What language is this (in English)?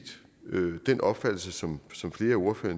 Danish